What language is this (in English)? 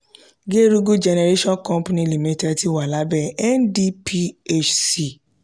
Yoruba